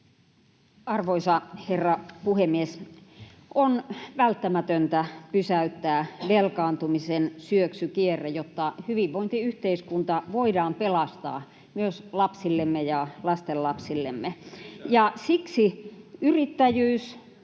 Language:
Finnish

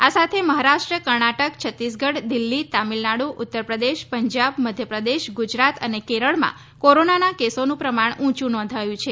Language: Gujarati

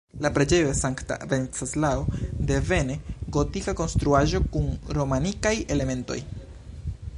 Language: Esperanto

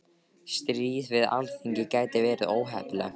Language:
Icelandic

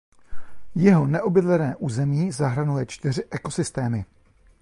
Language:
Czech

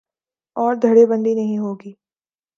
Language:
Urdu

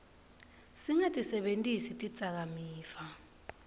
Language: Swati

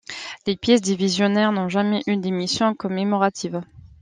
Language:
French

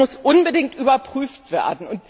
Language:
German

